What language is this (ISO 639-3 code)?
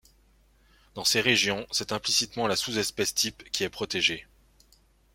fra